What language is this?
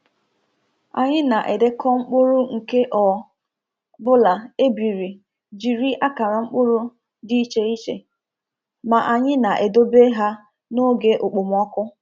Igbo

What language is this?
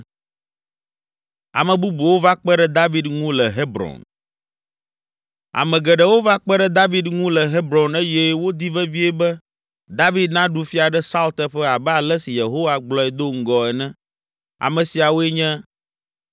Ewe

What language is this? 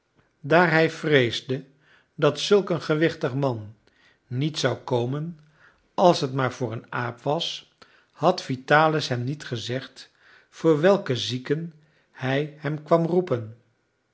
Dutch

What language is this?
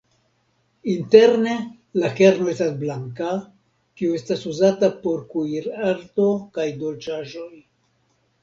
Esperanto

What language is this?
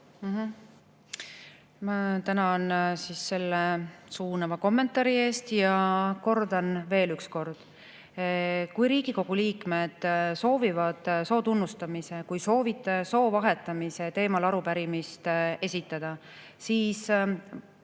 Estonian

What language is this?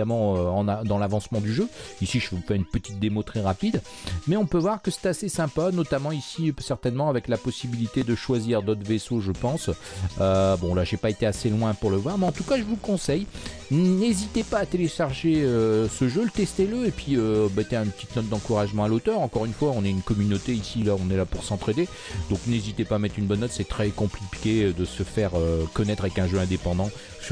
French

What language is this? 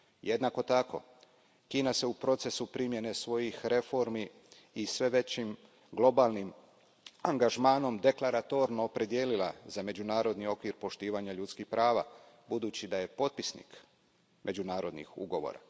Croatian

